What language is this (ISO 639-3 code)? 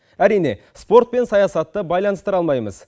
kaz